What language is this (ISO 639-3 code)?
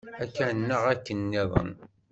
kab